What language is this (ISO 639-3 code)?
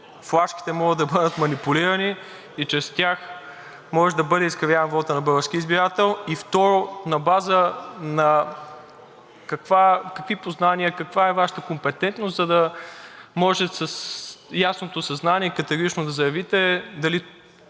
bul